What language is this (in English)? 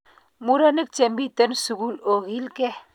Kalenjin